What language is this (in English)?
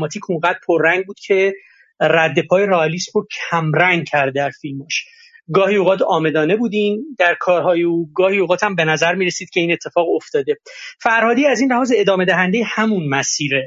Persian